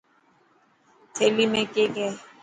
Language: Dhatki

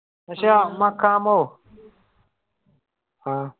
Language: Malayalam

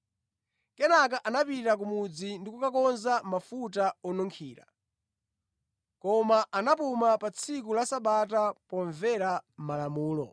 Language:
Nyanja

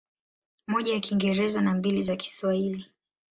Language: Swahili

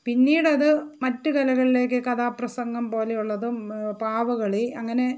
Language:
Malayalam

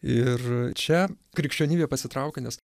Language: Lithuanian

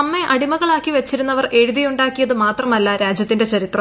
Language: Malayalam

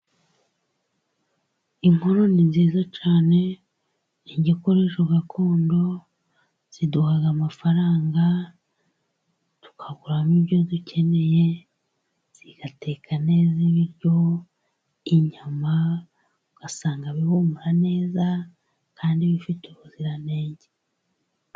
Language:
Kinyarwanda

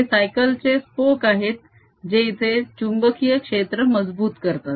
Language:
Marathi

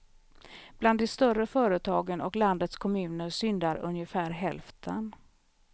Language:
Swedish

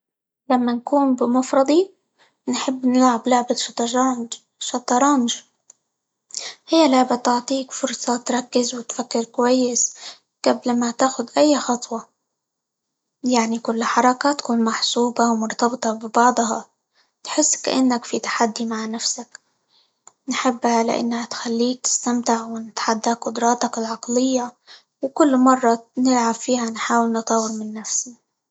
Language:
Libyan Arabic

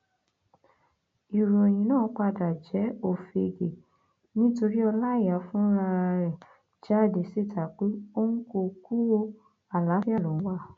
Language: Yoruba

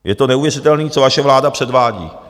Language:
Czech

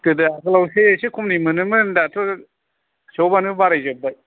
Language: Bodo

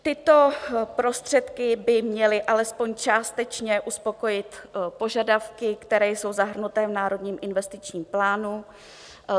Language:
Czech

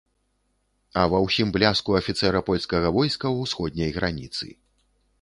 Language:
Belarusian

